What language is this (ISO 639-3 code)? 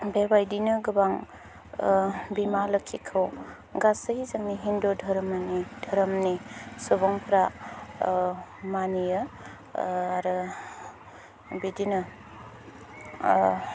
brx